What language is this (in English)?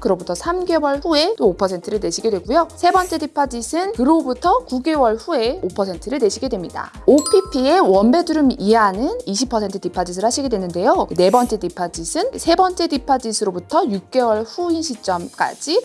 Korean